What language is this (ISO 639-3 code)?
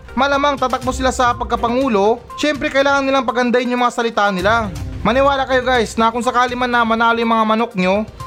fil